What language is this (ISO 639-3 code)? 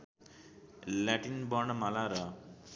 nep